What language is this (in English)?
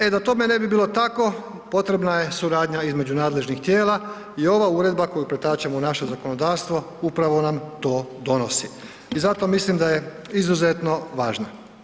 Croatian